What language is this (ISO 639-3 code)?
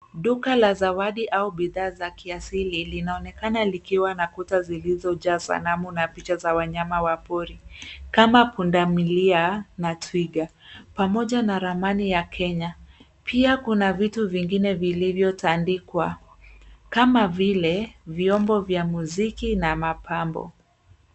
swa